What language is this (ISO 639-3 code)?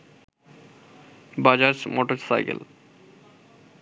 ben